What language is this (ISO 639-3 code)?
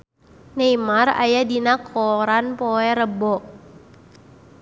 sun